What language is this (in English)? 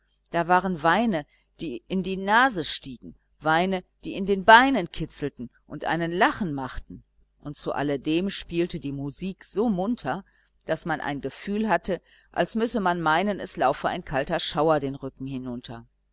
German